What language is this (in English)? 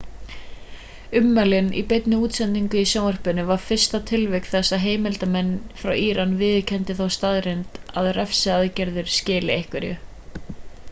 Icelandic